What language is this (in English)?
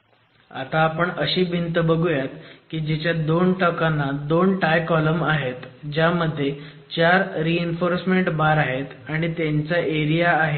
Marathi